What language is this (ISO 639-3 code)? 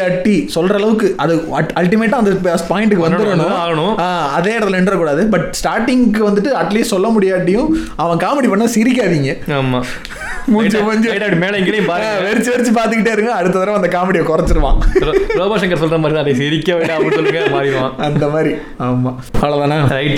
tam